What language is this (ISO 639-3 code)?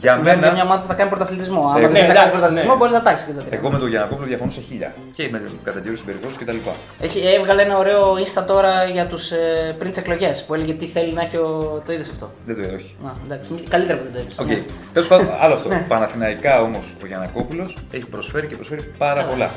ell